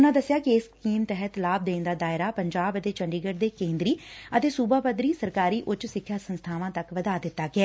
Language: Punjabi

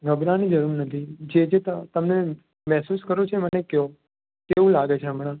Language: Gujarati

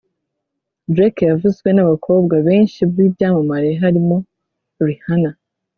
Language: Kinyarwanda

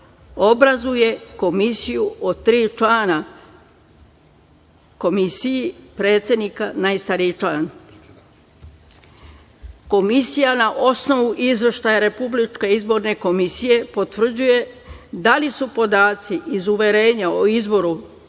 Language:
Serbian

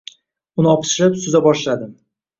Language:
Uzbek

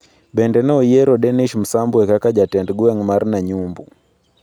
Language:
Luo (Kenya and Tanzania)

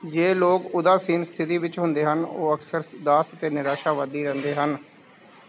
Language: Punjabi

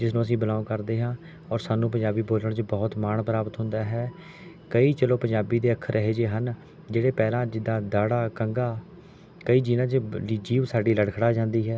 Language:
Punjabi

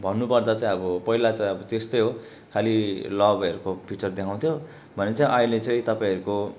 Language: Nepali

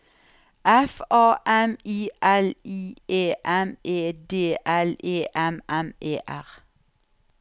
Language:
Norwegian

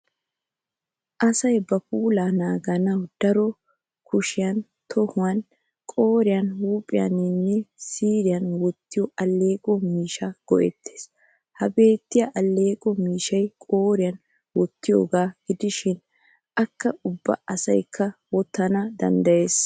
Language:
Wolaytta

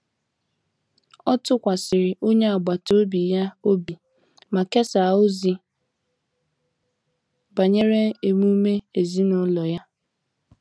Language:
Igbo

